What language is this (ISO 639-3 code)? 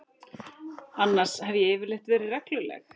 isl